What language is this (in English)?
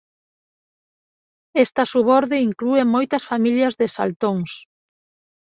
Galician